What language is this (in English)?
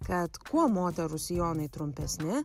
Lithuanian